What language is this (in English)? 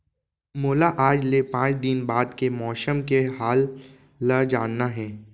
Chhattisgarhi